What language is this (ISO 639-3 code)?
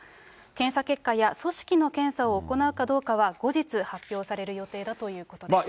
jpn